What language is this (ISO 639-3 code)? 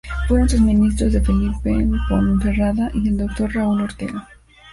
spa